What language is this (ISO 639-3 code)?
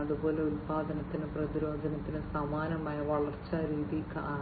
mal